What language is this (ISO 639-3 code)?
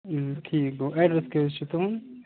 kas